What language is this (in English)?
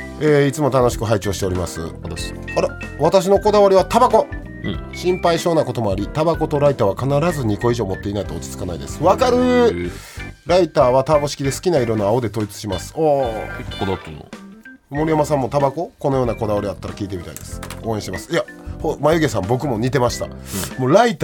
Japanese